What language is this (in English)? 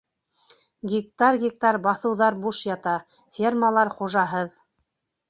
Bashkir